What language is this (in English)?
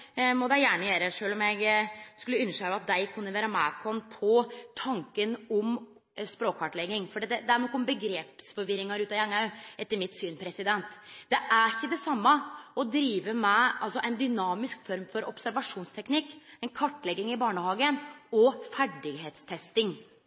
Norwegian Nynorsk